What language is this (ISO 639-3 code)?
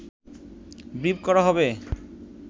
ben